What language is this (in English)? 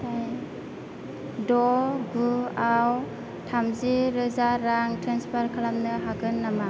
Bodo